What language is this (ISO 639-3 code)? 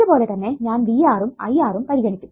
mal